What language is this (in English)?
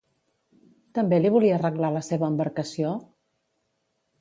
Catalan